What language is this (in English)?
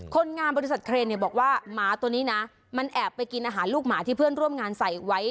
Thai